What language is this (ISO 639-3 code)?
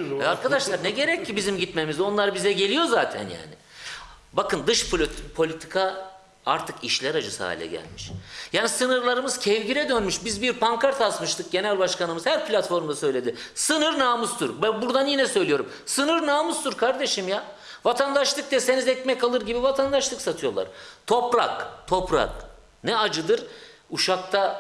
tur